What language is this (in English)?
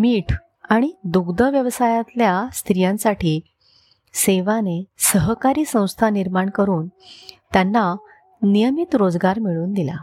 Marathi